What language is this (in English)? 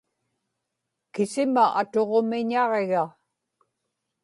Inupiaq